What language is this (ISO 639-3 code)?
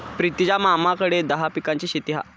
mar